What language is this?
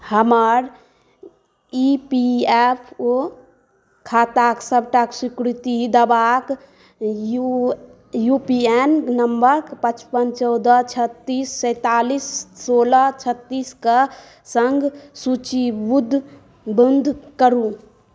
Maithili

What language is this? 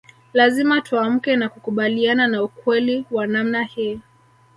Swahili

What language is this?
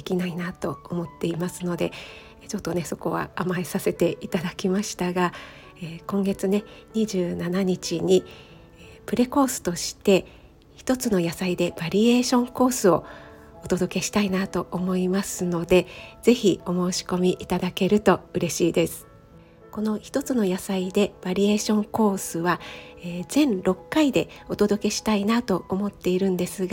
Japanese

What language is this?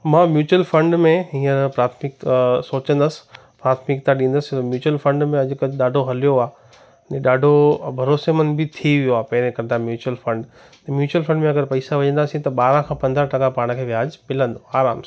Sindhi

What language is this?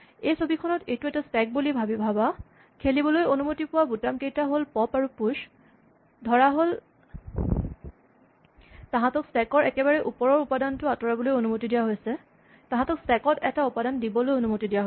Assamese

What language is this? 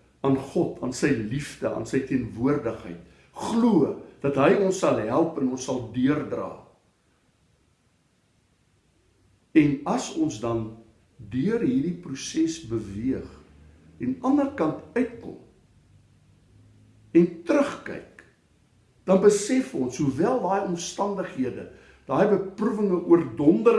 Dutch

